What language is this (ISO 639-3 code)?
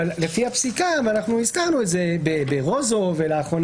heb